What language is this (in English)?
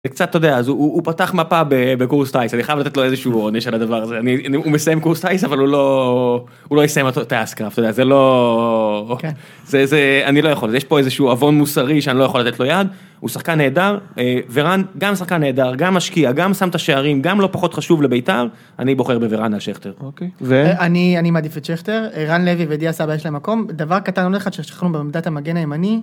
Hebrew